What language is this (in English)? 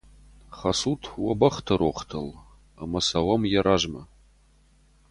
Ossetic